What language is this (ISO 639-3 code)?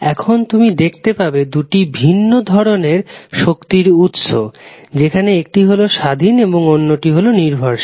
ben